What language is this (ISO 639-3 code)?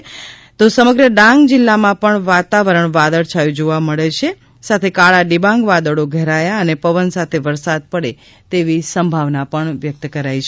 guj